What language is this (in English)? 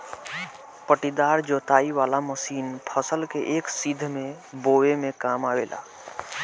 Bhojpuri